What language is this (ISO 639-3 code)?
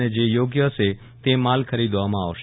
guj